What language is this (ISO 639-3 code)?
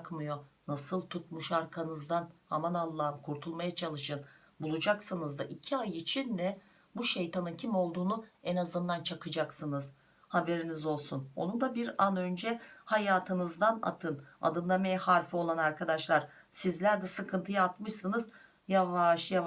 tur